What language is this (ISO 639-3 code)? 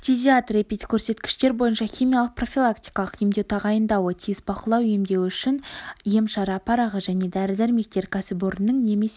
kaz